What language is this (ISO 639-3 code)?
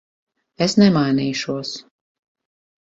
lav